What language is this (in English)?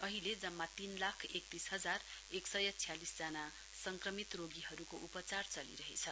Nepali